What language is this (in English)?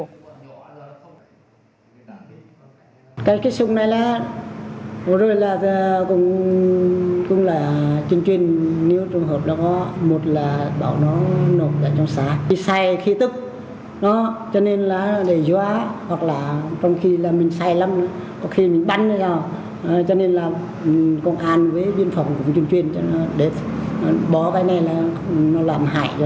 Vietnamese